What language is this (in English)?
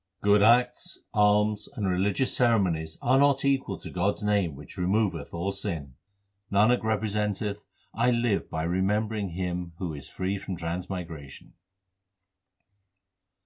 English